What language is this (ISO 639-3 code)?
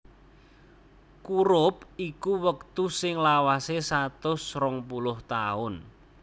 jav